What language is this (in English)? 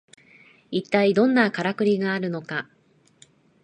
Japanese